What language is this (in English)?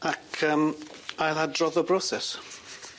Welsh